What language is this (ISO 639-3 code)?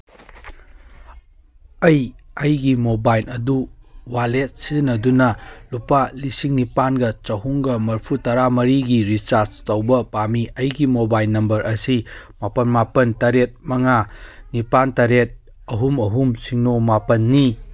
mni